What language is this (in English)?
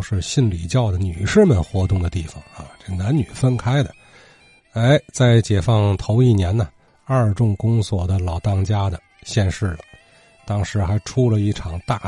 Chinese